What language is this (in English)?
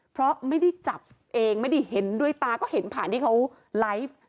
Thai